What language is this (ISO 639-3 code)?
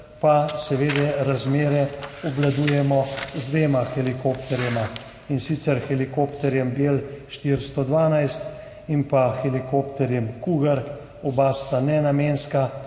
slv